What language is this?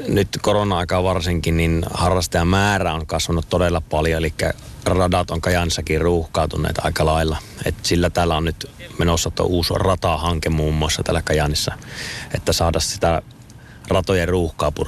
Finnish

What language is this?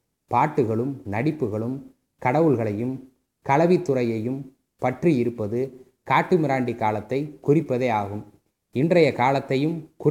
Tamil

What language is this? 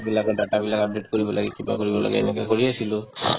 Assamese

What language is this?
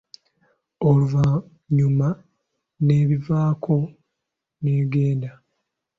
Ganda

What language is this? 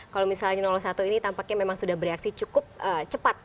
Indonesian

